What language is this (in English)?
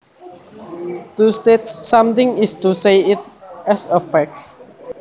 Javanese